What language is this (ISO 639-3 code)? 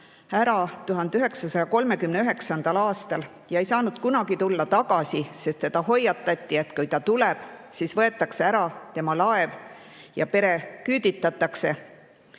est